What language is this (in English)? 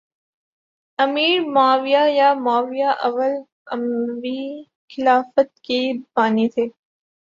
Urdu